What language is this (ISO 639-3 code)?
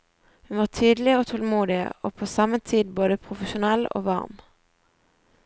nor